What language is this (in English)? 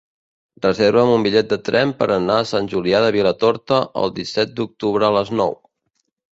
Catalan